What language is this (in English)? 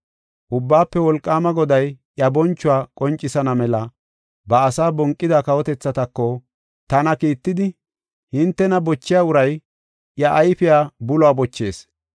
Gofa